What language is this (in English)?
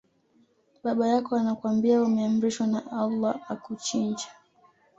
Swahili